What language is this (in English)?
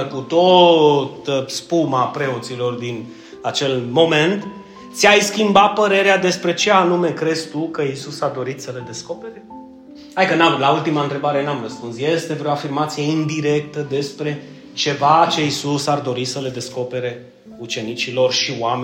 Romanian